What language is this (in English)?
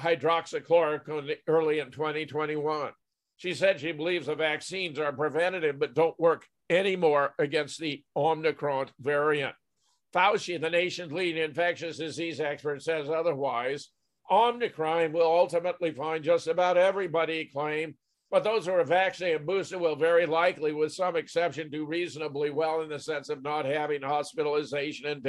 English